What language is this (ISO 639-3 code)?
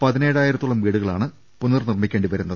mal